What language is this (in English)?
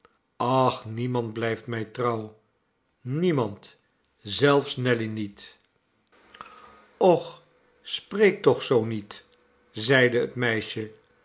Dutch